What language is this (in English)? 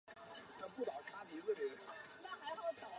Chinese